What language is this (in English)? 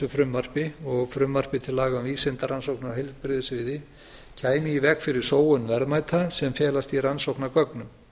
Icelandic